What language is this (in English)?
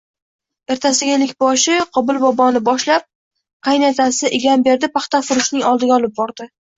Uzbek